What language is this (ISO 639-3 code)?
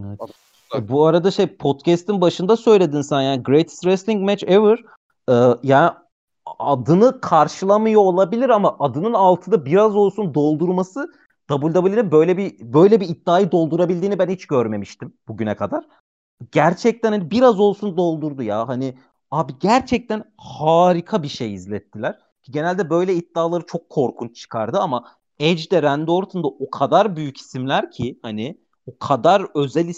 tur